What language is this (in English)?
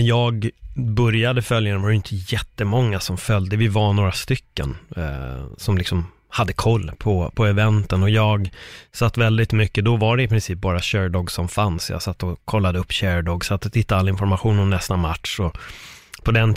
Swedish